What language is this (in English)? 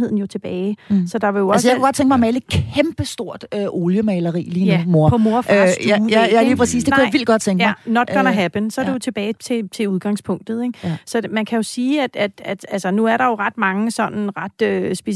Danish